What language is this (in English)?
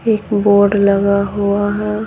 Hindi